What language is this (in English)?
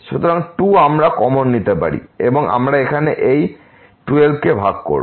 Bangla